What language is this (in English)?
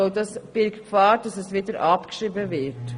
Swiss German